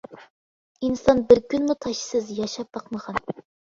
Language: Uyghur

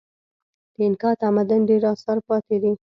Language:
Pashto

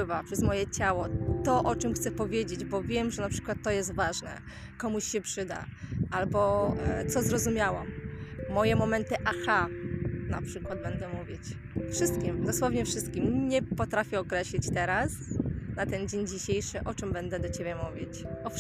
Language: Polish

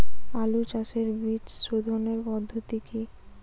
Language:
Bangla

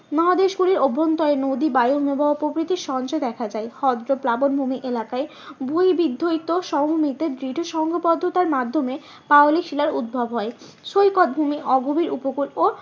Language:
Bangla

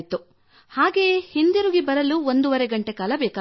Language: Kannada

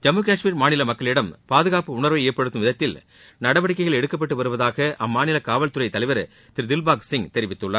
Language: Tamil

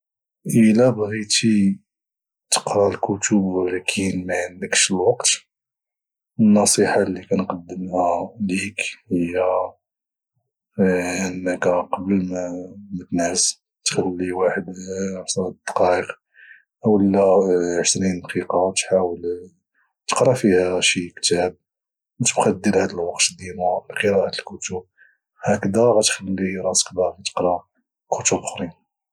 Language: Moroccan Arabic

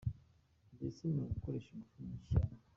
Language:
Kinyarwanda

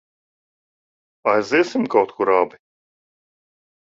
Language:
Latvian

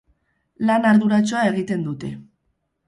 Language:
Basque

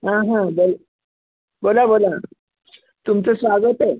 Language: Marathi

